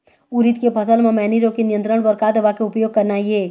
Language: Chhattisgarhi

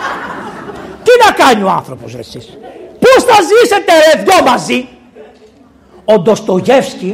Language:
Greek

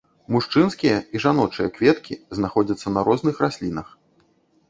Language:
Belarusian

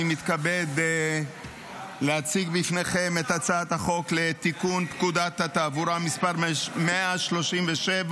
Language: Hebrew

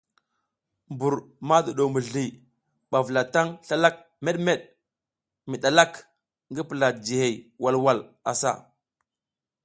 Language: South Giziga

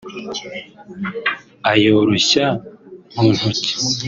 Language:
Kinyarwanda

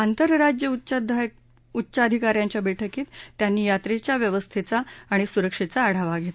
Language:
Marathi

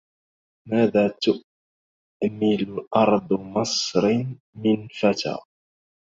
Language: Arabic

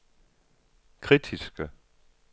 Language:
Danish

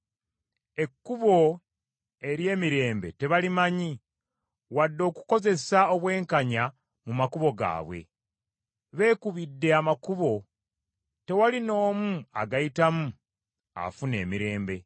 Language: Ganda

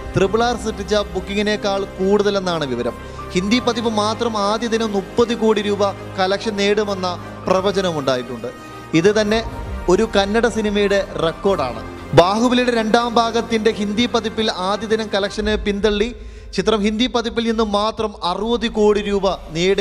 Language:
Turkish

